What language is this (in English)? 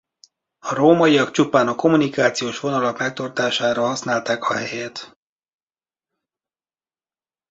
Hungarian